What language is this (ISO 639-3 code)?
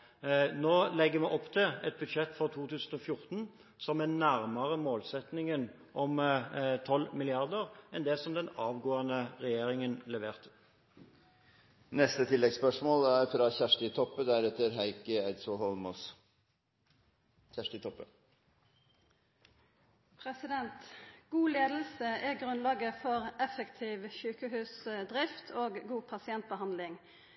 nor